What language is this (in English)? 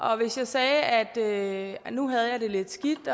Danish